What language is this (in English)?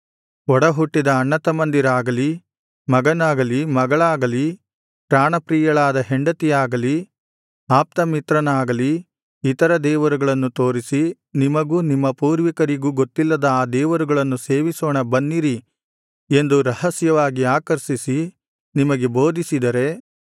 Kannada